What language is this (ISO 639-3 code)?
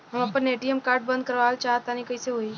bho